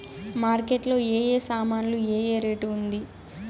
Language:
Telugu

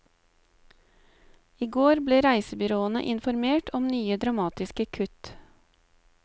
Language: Norwegian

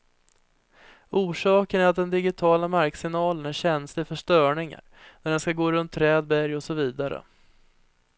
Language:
Swedish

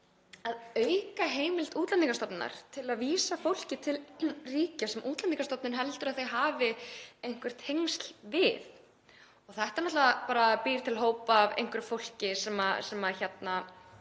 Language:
Icelandic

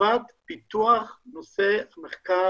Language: Hebrew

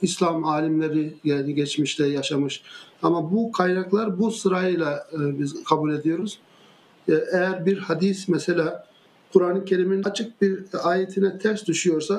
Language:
Turkish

